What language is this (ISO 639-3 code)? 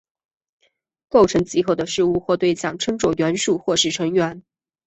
zho